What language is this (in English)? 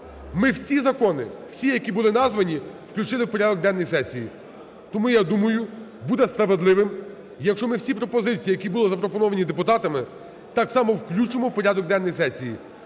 Ukrainian